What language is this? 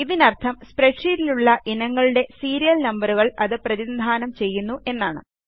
Malayalam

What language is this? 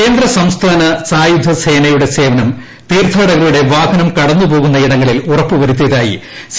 Malayalam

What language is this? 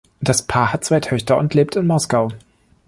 German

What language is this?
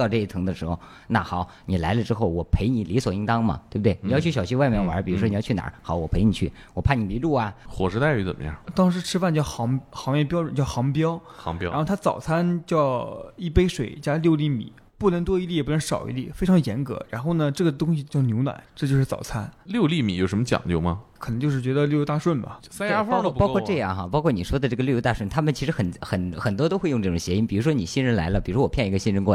Chinese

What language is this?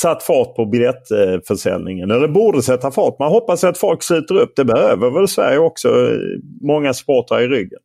Swedish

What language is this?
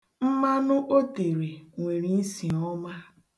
Igbo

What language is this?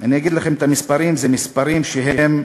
Hebrew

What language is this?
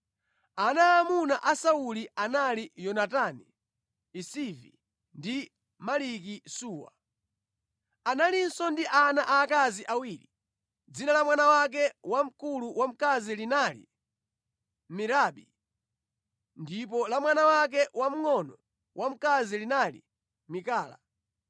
Nyanja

